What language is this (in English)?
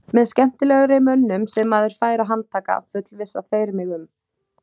Icelandic